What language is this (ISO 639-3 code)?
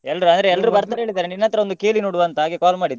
kan